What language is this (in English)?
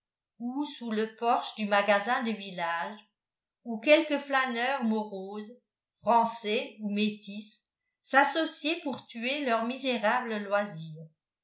French